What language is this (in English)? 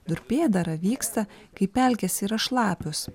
Lithuanian